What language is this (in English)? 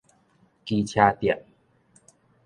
Min Nan Chinese